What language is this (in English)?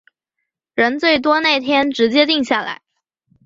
Chinese